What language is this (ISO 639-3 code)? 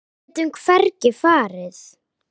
isl